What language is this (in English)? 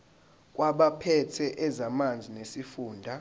Zulu